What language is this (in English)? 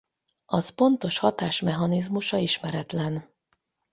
Hungarian